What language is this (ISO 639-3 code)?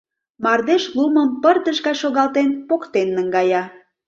chm